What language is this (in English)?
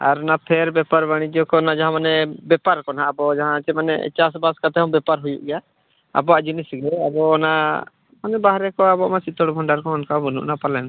Santali